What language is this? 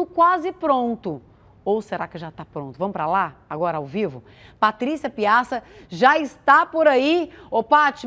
Portuguese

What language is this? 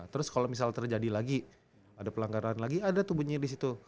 Indonesian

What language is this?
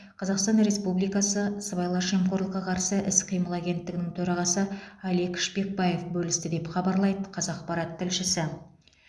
Kazakh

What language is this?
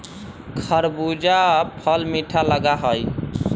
Magahi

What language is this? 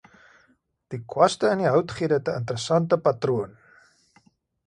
Afrikaans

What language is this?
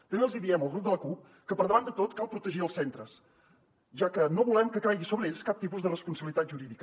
Catalan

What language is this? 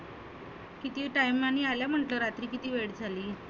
Marathi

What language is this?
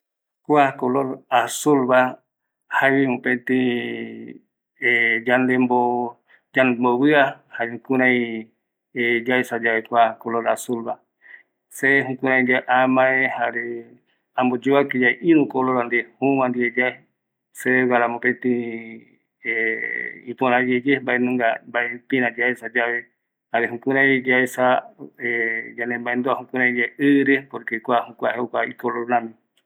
Eastern Bolivian Guaraní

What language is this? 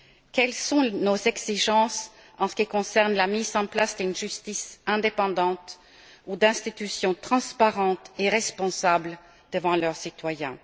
French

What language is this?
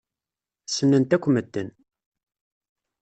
Kabyle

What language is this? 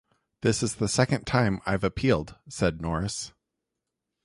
English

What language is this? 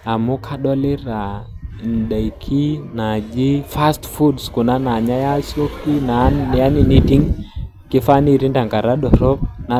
Masai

